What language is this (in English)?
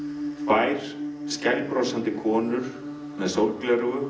Icelandic